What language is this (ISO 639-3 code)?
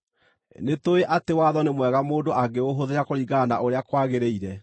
kik